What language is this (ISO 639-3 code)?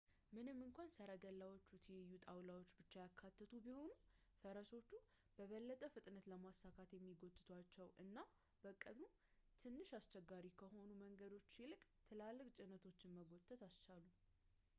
amh